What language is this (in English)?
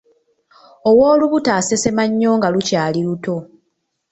Ganda